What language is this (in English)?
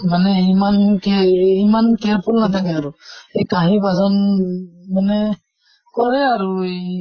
Assamese